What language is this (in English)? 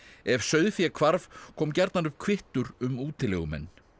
Icelandic